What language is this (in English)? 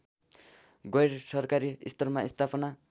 Nepali